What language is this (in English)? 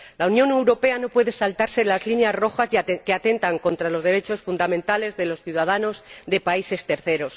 Spanish